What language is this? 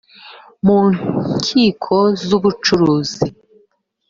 Kinyarwanda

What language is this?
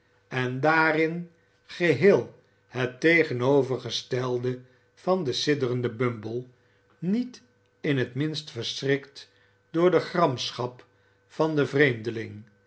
Dutch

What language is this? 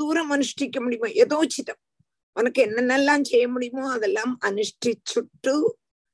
Tamil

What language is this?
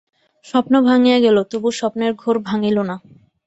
Bangla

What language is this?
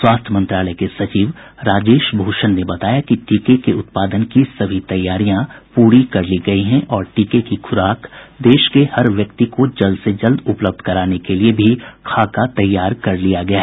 Hindi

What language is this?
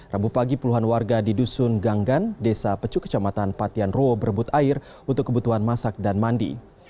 Indonesian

